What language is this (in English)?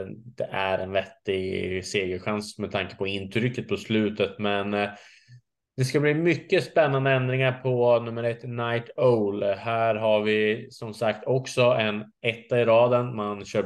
Swedish